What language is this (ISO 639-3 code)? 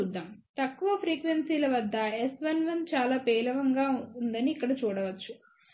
tel